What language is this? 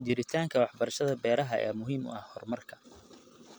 Somali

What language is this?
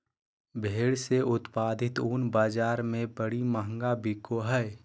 Magahi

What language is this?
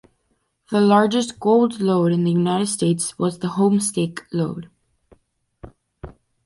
English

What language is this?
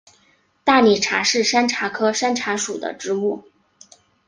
Chinese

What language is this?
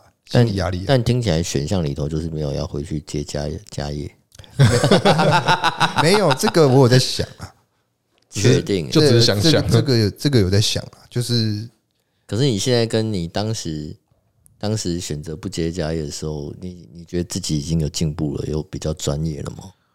Chinese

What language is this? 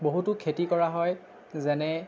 Assamese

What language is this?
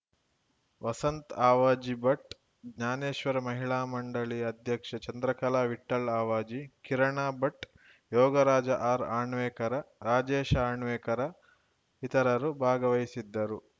Kannada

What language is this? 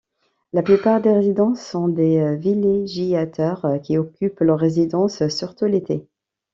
French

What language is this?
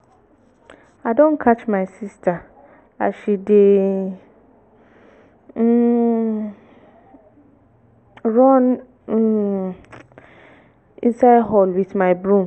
Nigerian Pidgin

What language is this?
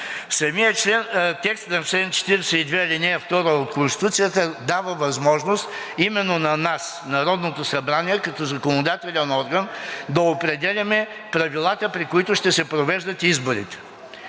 Bulgarian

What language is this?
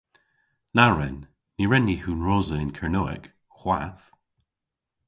Cornish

